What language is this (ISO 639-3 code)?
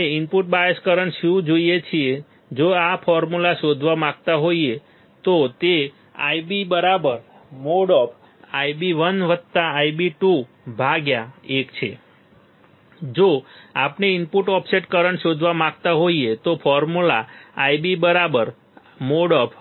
guj